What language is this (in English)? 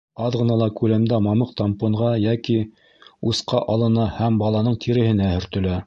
Bashkir